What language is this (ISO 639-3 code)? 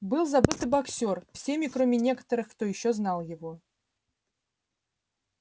rus